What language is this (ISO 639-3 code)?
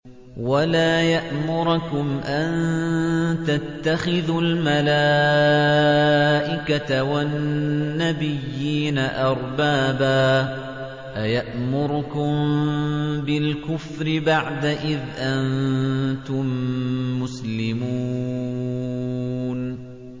ara